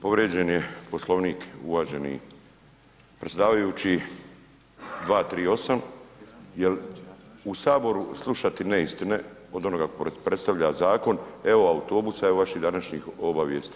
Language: Croatian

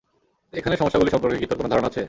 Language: Bangla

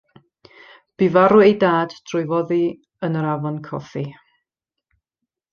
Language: Welsh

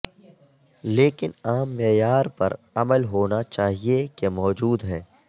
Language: Urdu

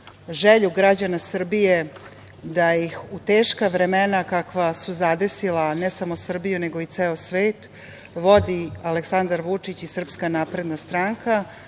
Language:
Serbian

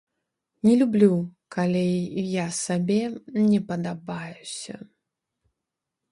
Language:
Belarusian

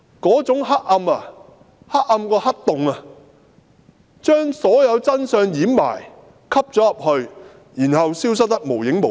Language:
Cantonese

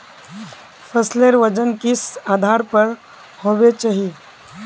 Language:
Magahi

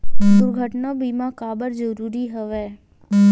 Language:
Chhattisgarhi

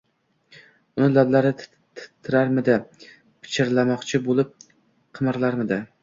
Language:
Uzbek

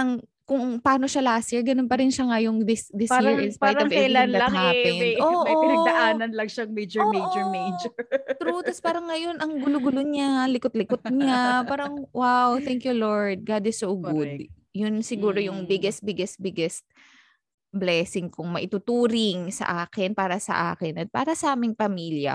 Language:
Filipino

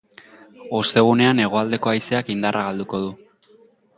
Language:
Basque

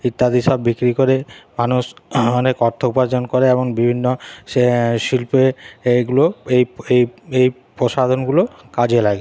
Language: Bangla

